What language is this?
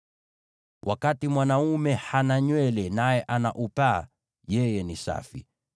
Swahili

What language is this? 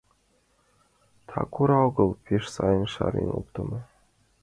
Mari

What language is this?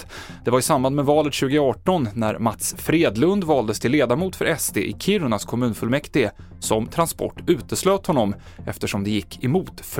Swedish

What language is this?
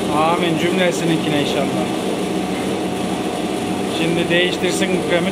Turkish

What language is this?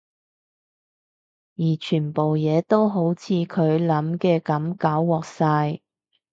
Cantonese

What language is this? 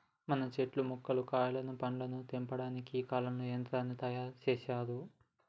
Telugu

